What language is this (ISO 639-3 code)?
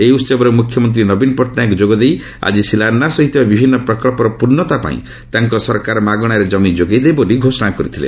ori